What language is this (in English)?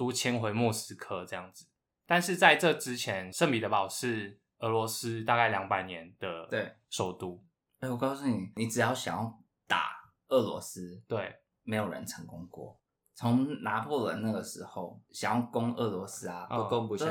Chinese